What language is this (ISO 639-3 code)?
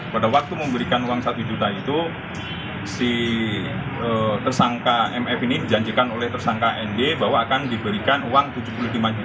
ind